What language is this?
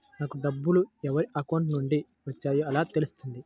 Telugu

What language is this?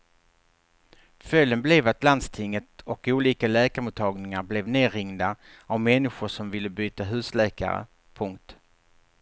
Swedish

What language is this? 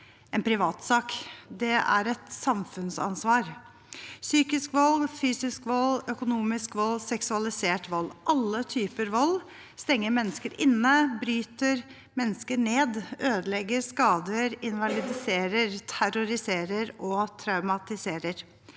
Norwegian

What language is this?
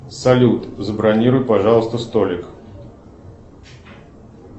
Russian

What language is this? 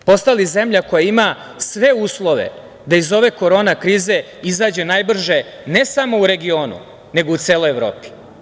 Serbian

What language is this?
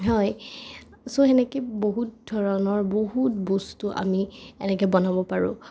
Assamese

